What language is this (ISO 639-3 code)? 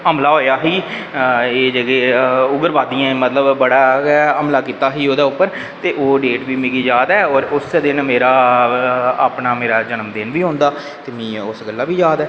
doi